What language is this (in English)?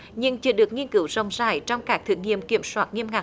Vietnamese